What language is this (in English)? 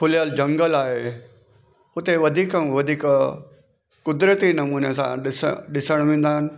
Sindhi